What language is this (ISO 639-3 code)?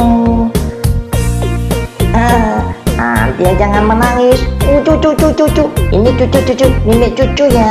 ind